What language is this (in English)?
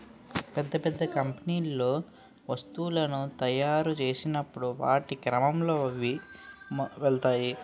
Telugu